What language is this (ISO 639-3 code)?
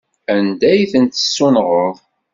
kab